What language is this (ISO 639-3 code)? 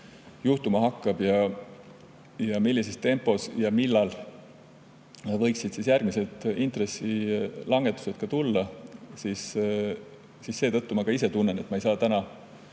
est